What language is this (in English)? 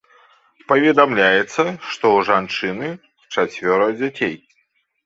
Belarusian